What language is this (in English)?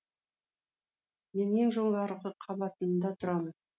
Kazakh